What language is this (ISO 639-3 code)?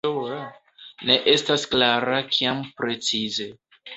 epo